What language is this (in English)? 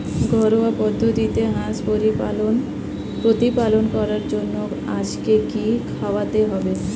Bangla